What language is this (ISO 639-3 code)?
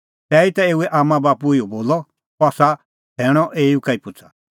kfx